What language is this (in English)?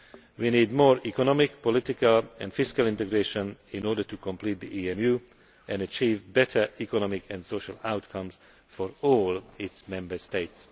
English